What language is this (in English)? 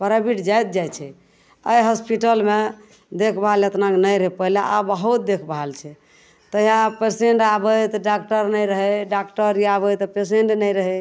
Maithili